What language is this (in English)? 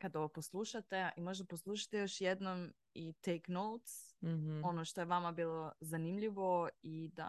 Croatian